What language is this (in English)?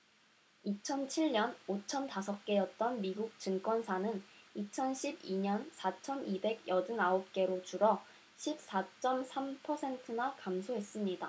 Korean